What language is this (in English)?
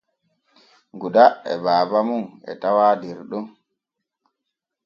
Borgu Fulfulde